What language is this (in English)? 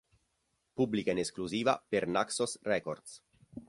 Italian